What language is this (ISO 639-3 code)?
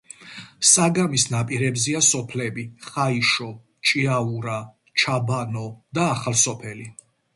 kat